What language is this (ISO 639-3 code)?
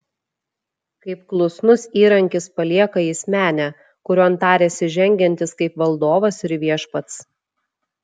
lit